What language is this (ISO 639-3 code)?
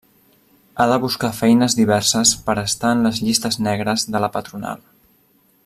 cat